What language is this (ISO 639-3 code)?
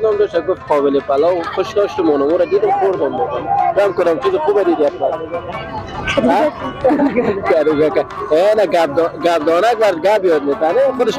fas